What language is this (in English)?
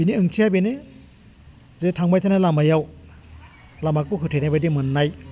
Bodo